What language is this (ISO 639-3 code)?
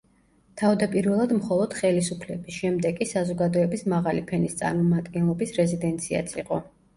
kat